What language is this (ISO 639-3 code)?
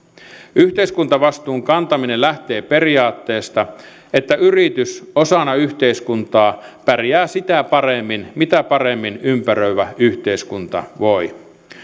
fin